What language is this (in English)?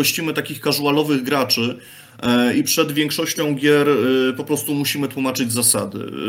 Polish